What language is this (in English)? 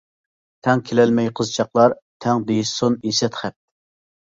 Uyghur